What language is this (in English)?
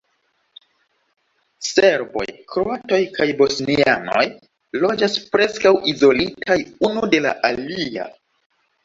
Esperanto